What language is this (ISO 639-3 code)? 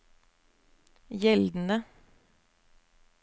nor